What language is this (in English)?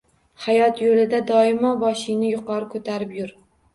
Uzbek